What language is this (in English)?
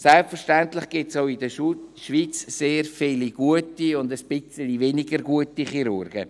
Swiss German